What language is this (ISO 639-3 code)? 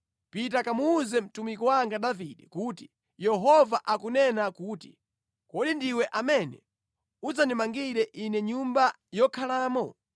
nya